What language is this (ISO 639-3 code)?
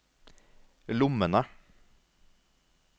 nor